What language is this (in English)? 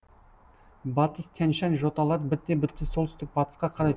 Kazakh